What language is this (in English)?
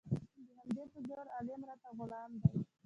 Pashto